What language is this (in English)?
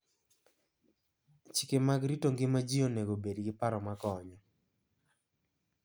Luo (Kenya and Tanzania)